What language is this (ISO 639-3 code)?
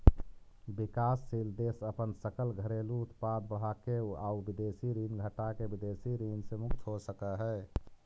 mag